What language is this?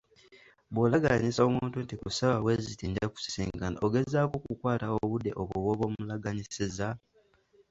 Ganda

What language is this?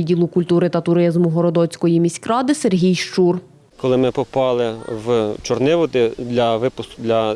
Ukrainian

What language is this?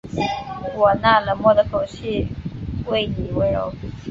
Chinese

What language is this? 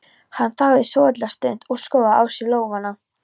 Icelandic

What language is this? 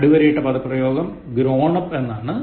Malayalam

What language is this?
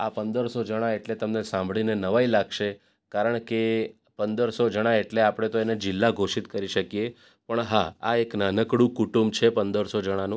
Gujarati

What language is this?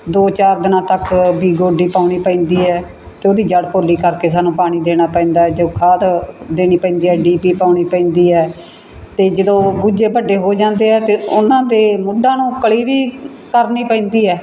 Punjabi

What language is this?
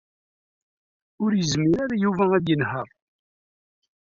Kabyle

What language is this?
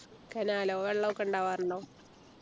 Malayalam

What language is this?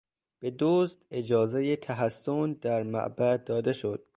Persian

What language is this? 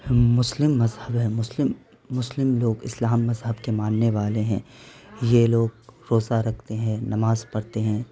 Urdu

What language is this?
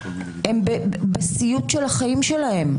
Hebrew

